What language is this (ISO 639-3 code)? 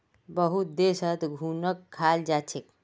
mag